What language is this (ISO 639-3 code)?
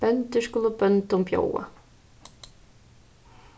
fao